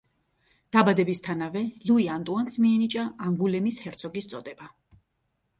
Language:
Georgian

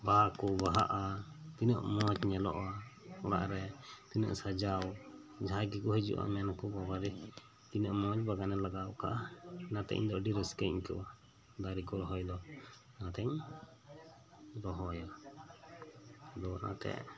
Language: Santali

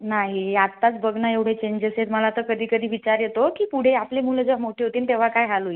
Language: Marathi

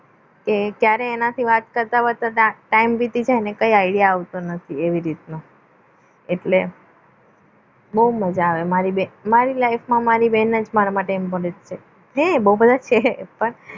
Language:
Gujarati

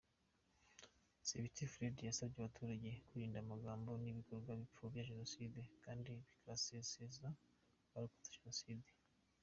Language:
Kinyarwanda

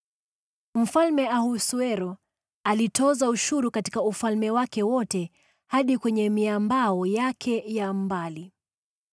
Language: Swahili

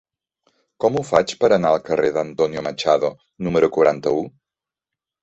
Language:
Catalan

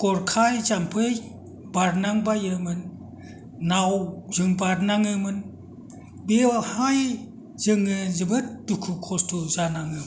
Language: Bodo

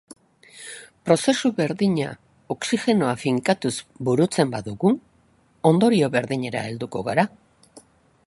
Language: Basque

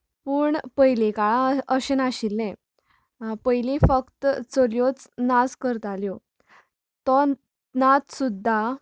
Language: Konkani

